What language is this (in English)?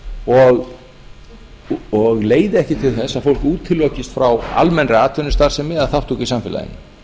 Icelandic